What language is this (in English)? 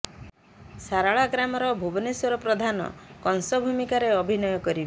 Odia